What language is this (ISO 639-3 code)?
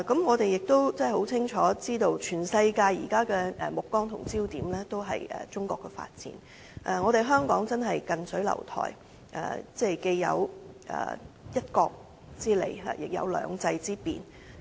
yue